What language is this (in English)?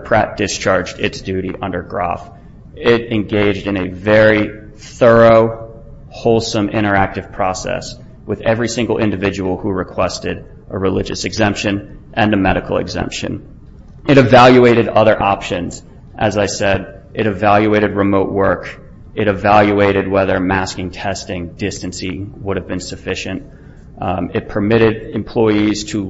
English